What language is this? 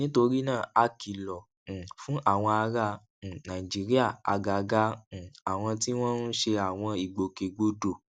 Yoruba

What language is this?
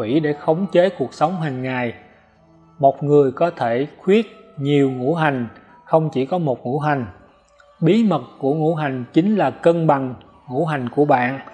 Vietnamese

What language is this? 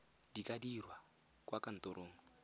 Tswana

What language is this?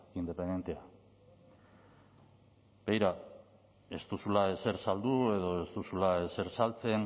Basque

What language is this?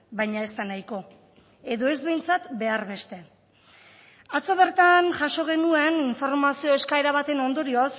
Basque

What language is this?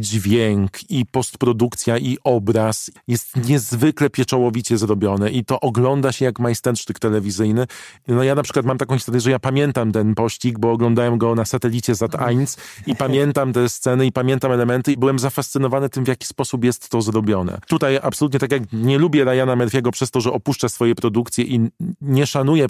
Polish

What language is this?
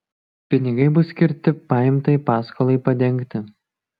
Lithuanian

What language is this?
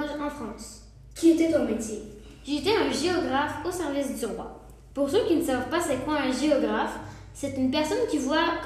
French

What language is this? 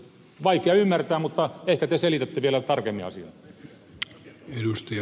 Finnish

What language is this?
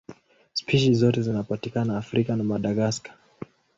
Swahili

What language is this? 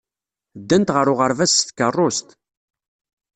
Kabyle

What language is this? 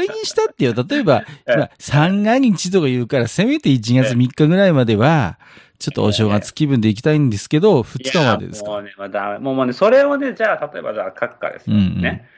Japanese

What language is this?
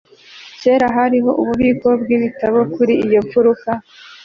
Kinyarwanda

